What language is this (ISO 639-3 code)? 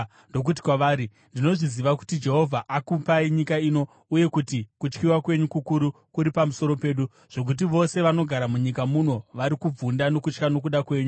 sna